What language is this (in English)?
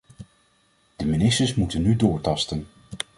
Dutch